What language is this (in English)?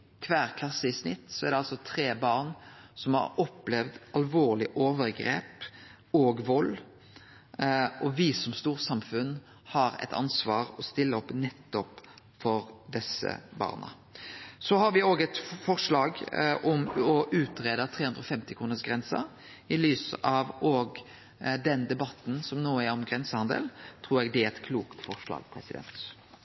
Norwegian Nynorsk